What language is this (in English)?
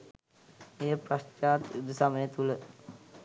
Sinhala